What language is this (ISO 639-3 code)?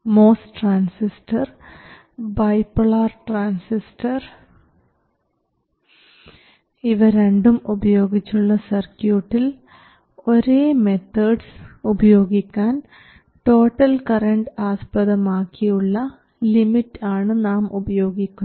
mal